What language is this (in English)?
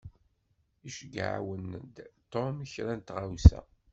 Kabyle